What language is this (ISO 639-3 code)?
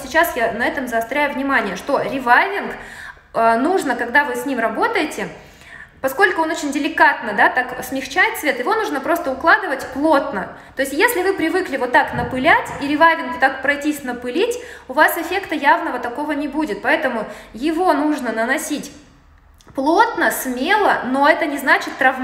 rus